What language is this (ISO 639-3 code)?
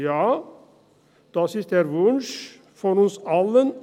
gsw